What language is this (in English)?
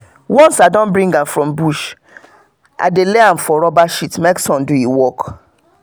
Nigerian Pidgin